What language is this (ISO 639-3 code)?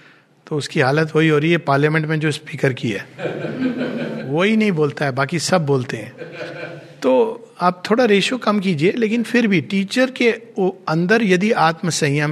hin